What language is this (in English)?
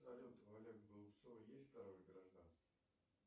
Russian